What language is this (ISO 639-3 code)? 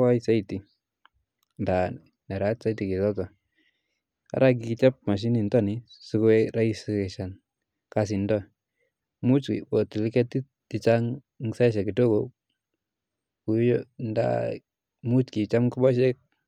kln